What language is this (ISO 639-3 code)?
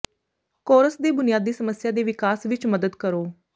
pan